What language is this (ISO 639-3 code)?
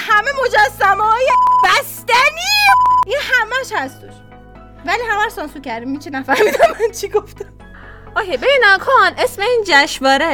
fas